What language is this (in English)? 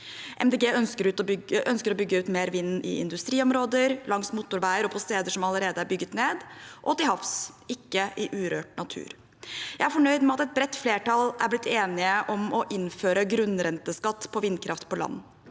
Norwegian